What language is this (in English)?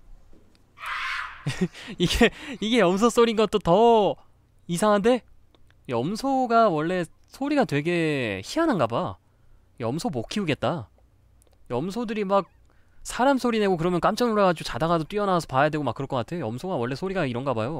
Korean